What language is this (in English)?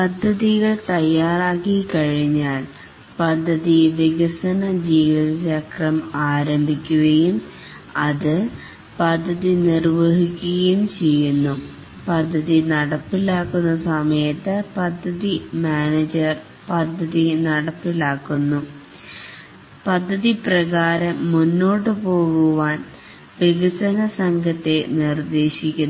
Malayalam